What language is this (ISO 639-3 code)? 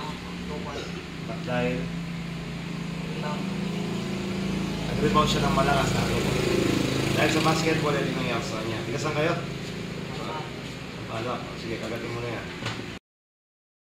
fil